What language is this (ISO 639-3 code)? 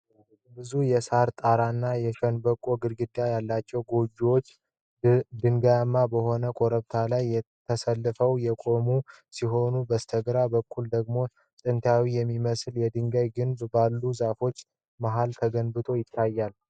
amh